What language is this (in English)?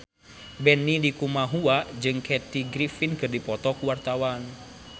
Sundanese